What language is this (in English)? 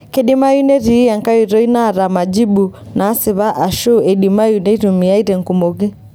Masai